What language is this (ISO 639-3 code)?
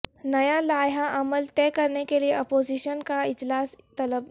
urd